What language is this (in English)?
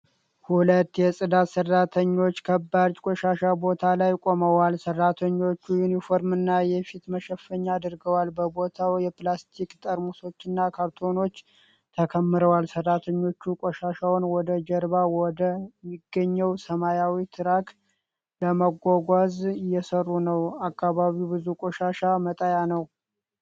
Amharic